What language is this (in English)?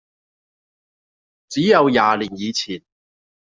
Cantonese